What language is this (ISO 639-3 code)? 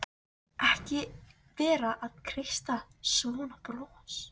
isl